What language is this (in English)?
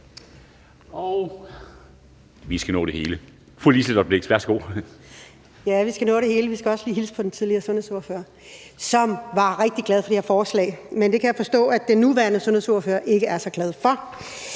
Danish